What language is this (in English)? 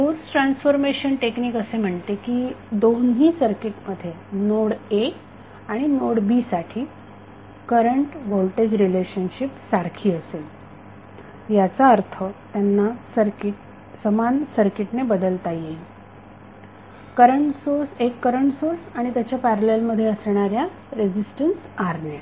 Marathi